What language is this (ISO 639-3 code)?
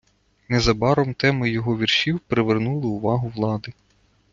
ukr